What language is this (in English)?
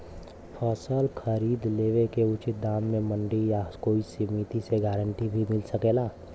Bhojpuri